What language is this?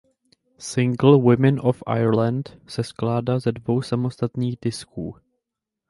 Czech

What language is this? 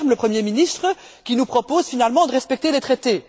French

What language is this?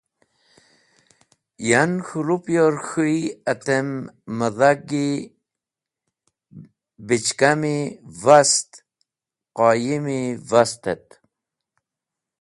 Wakhi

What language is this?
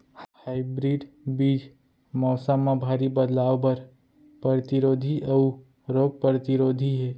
Chhattisgarhi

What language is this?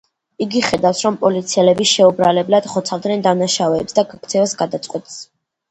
Georgian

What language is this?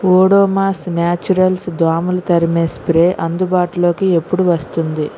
Telugu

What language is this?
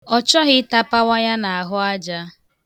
Igbo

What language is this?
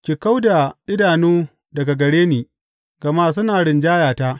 Hausa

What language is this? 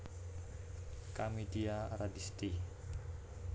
Javanese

